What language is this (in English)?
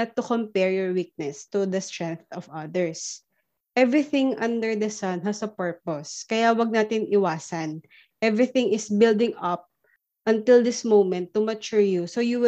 Filipino